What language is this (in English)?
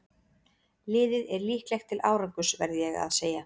Icelandic